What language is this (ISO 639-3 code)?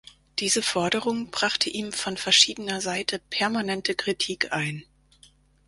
deu